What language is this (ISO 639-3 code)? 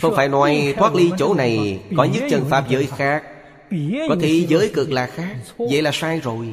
vie